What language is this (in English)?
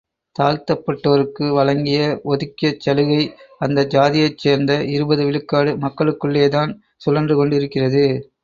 Tamil